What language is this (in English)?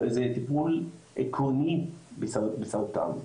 Hebrew